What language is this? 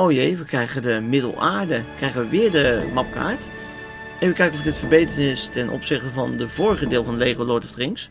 Dutch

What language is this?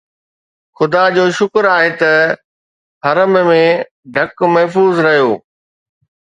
Sindhi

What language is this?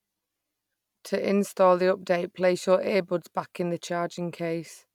English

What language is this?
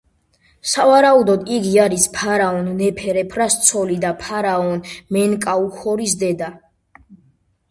Georgian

